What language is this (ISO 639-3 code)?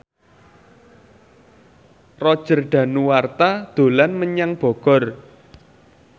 jav